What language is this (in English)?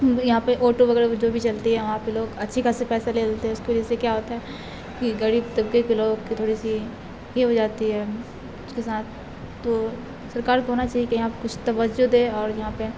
Urdu